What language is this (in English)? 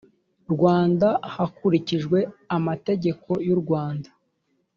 Kinyarwanda